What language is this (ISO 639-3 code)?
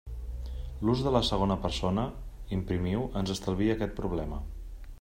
cat